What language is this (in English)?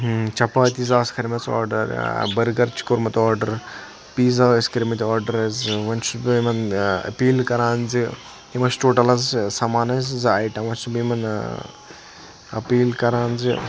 Kashmiri